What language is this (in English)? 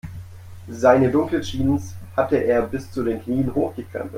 German